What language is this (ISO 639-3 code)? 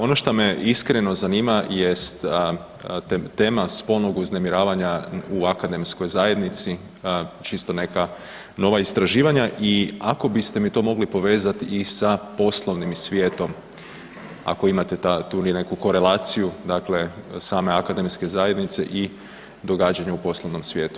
hrv